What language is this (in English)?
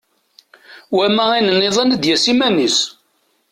Kabyle